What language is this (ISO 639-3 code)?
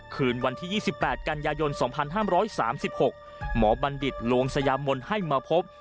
tha